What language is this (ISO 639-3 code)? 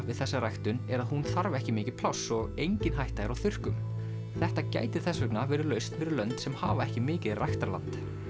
isl